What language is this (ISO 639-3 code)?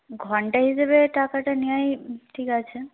ben